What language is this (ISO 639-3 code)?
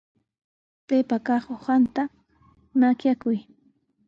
qws